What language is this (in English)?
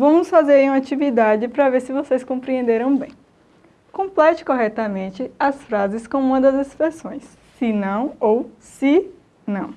Portuguese